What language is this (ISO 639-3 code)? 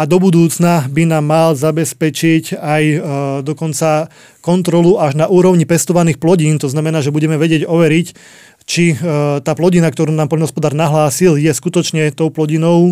slk